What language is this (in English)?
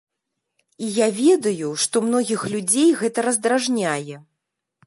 Belarusian